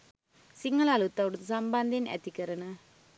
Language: Sinhala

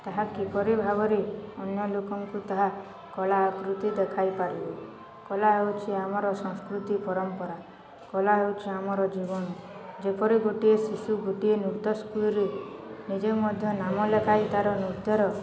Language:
Odia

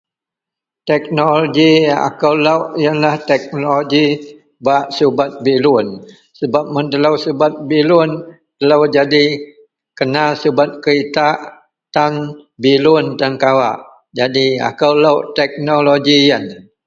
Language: Central Melanau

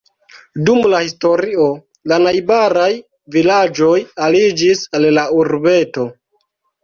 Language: Esperanto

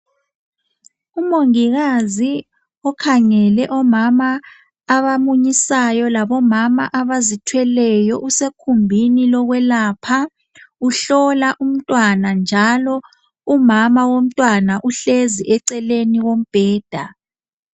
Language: North Ndebele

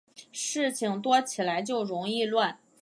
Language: Chinese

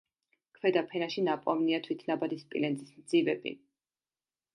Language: Georgian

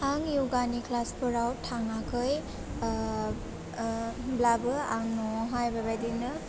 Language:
Bodo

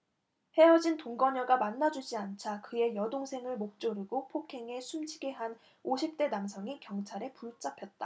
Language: Korean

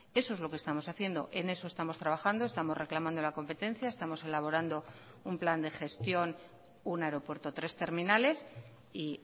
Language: Spanish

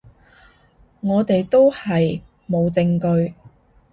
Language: Cantonese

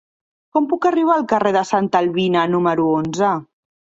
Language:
Catalan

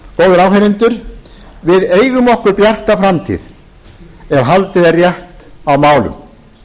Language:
Icelandic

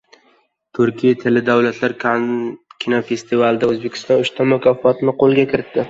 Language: Uzbek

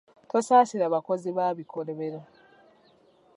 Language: Ganda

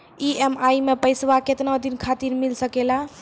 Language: Maithili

